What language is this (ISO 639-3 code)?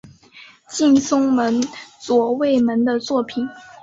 zho